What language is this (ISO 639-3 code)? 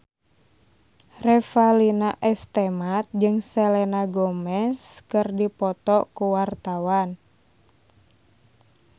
sun